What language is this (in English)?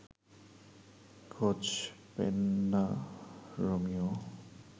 Bangla